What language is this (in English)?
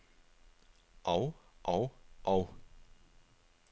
Danish